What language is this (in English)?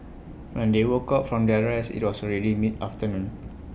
English